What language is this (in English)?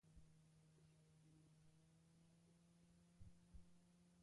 Basque